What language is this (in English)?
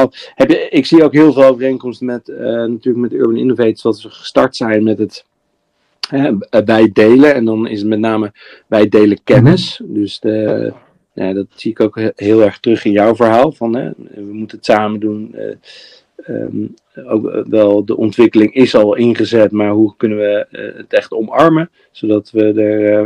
Dutch